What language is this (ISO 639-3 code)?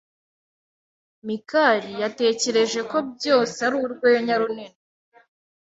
kin